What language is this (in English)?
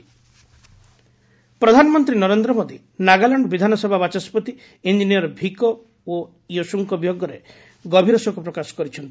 Odia